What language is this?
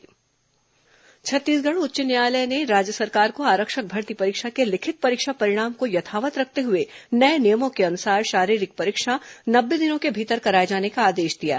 Hindi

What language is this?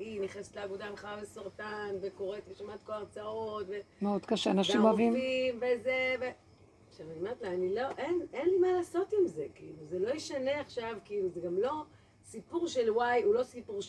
Hebrew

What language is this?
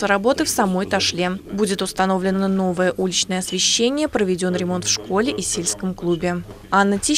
Russian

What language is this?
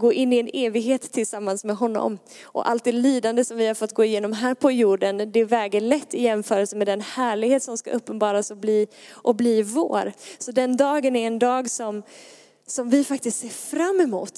Swedish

